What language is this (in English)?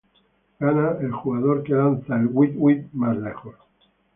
Spanish